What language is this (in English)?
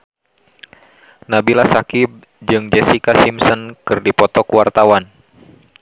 Sundanese